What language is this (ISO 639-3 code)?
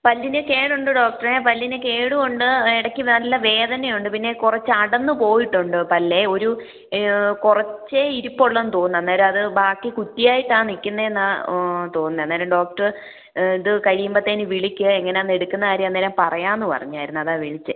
mal